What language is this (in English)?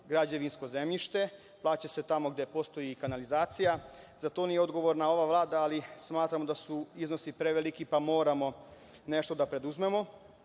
Serbian